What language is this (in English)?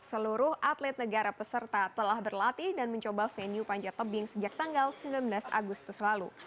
Indonesian